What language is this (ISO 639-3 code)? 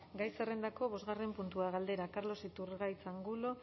eus